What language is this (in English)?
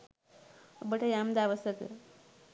Sinhala